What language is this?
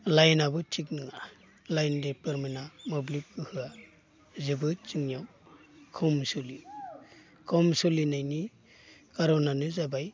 Bodo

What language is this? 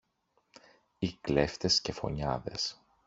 Greek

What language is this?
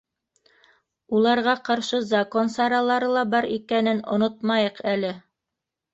Bashkir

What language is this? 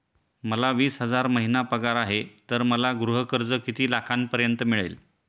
Marathi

